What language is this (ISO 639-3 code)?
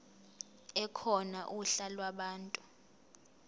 zul